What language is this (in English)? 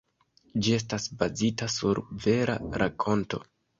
Esperanto